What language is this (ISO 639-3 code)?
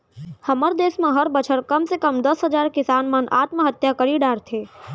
hne